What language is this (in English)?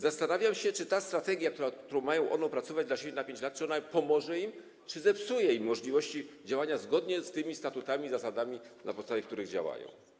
Polish